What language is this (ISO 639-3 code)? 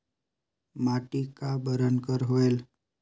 hne